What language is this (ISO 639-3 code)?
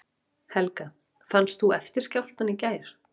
isl